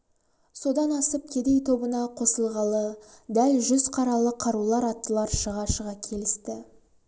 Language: Kazakh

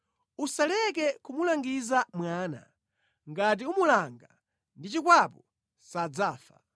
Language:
Nyanja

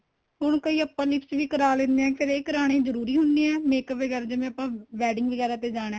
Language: Punjabi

